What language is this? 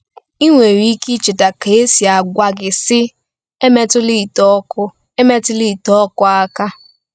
Igbo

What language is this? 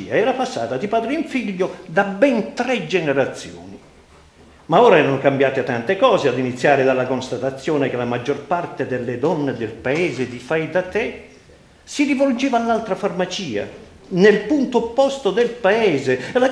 Italian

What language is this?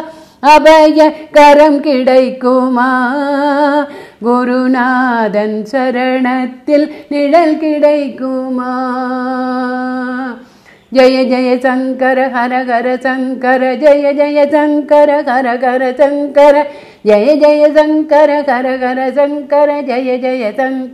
Tamil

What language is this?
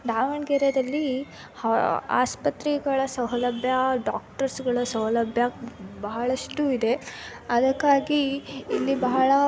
Kannada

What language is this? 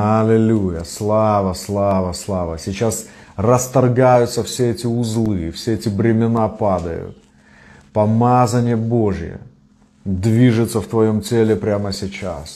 Russian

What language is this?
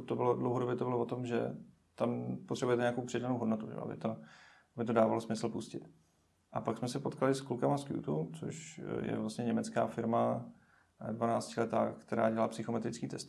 Czech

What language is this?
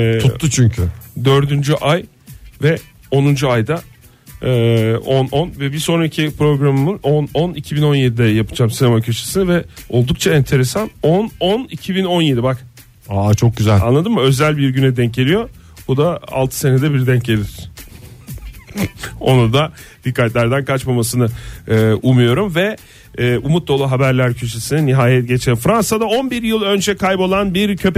Turkish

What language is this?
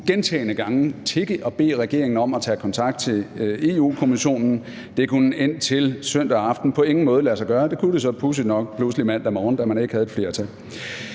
Danish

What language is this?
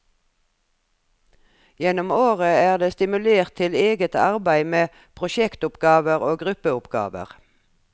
Norwegian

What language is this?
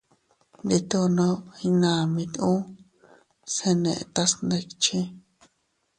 Teutila Cuicatec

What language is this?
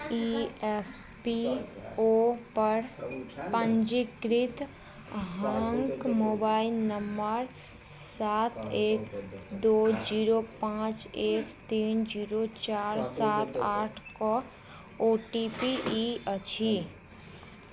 Maithili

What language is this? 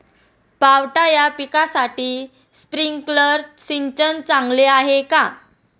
Marathi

